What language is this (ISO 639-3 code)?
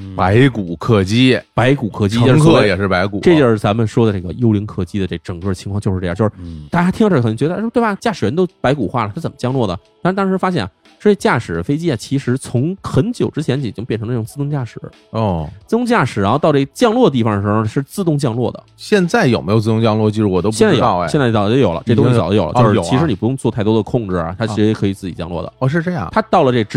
zho